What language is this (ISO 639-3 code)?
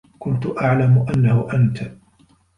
ara